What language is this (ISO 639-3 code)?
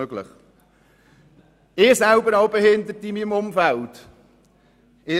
gsw